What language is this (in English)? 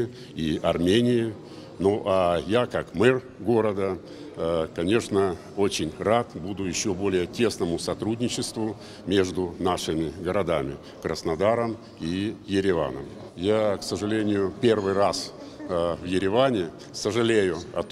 Russian